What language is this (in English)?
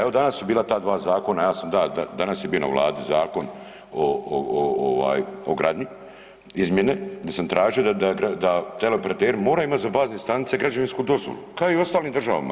Croatian